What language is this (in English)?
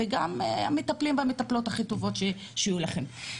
Hebrew